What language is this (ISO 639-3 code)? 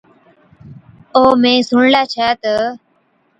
odk